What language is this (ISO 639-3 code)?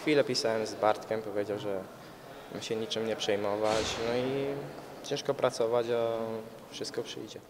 pol